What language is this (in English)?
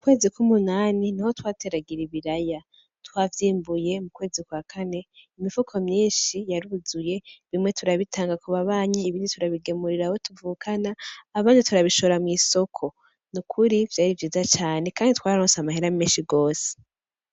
Rundi